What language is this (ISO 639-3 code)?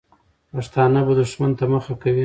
pus